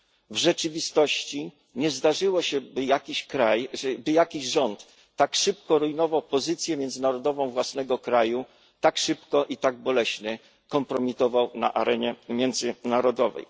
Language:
Polish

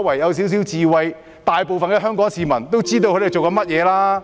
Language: Cantonese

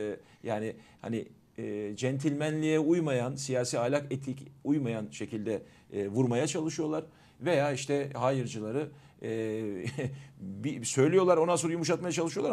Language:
Turkish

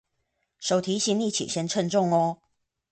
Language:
Chinese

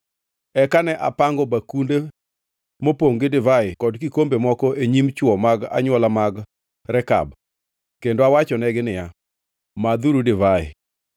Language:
Luo (Kenya and Tanzania)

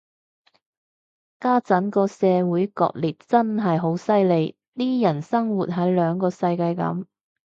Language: Cantonese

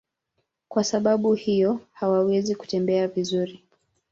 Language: Swahili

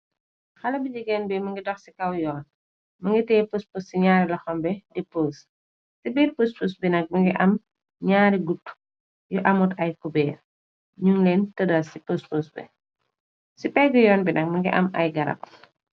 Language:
Wolof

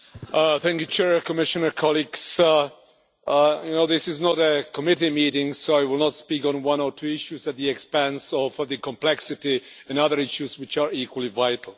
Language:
English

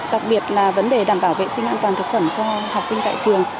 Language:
Vietnamese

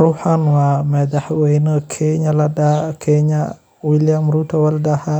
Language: Somali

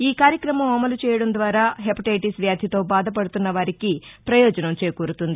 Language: Telugu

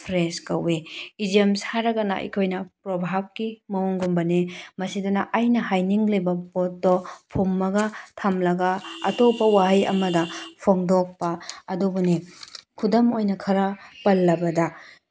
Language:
Manipuri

